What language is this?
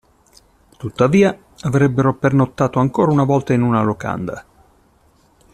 Italian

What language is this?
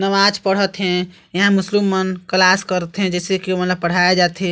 Chhattisgarhi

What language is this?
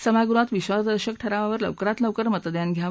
Marathi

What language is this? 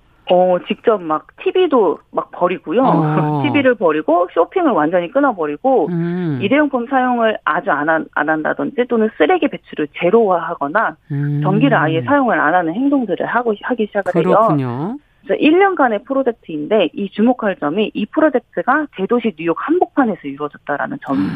Korean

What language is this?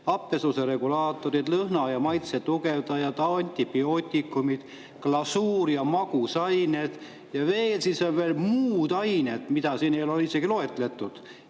Estonian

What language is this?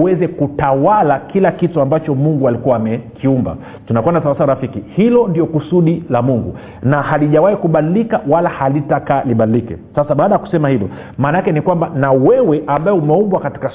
Swahili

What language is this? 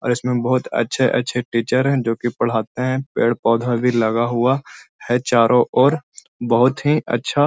Magahi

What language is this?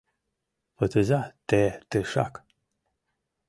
Mari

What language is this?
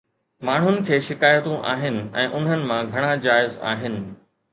Sindhi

